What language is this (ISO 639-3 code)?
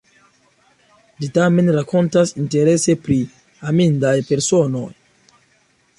epo